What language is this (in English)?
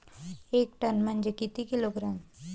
Marathi